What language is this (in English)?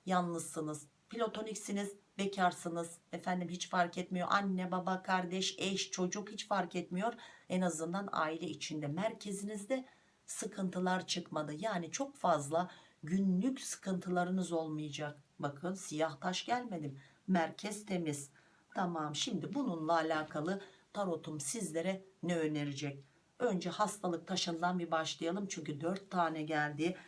Turkish